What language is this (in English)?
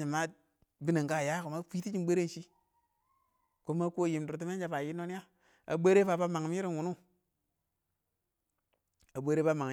Awak